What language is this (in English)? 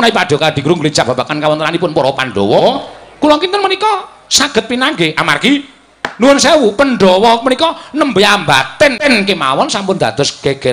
Indonesian